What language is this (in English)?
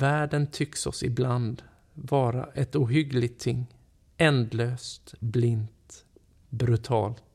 Swedish